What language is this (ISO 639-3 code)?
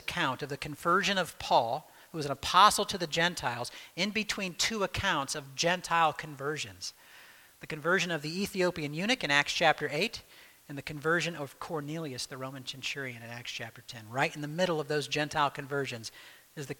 eng